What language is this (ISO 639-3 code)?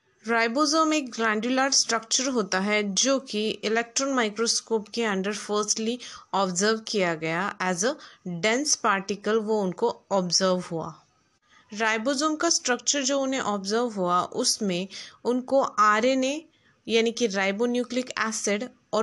hin